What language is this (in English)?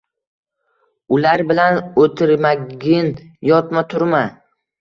Uzbek